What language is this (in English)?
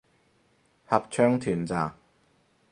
Cantonese